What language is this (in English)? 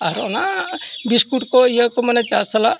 Santali